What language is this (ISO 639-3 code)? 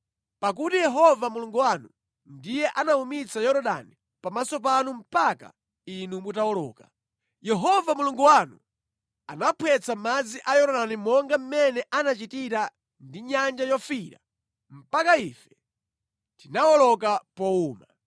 nya